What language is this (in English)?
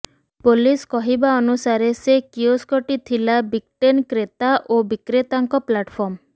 Odia